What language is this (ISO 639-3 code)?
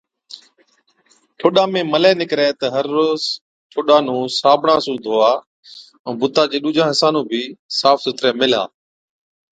odk